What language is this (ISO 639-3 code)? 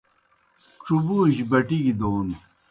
plk